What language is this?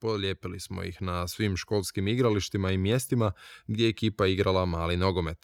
Croatian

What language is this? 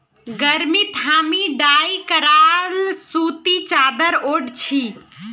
Magahi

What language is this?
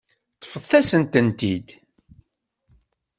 Kabyle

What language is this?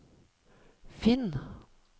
Norwegian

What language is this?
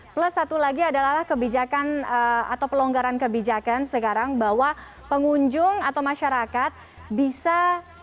Indonesian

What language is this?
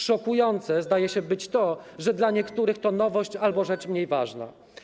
Polish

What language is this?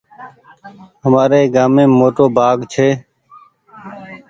Goaria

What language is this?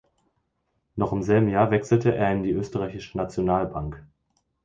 German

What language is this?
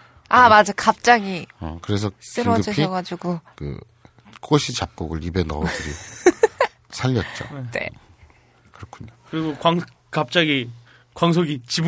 Korean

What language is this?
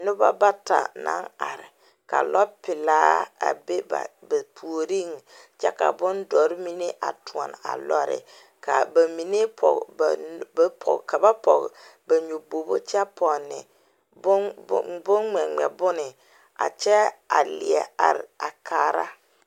Southern Dagaare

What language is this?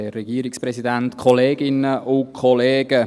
Swiss German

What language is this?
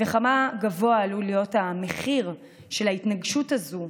Hebrew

